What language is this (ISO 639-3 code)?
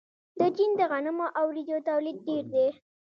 pus